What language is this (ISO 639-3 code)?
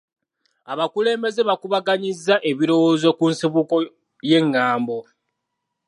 lug